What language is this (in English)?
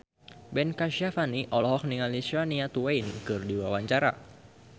Sundanese